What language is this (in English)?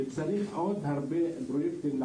Hebrew